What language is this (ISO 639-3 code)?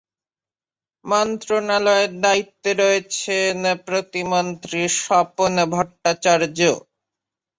ben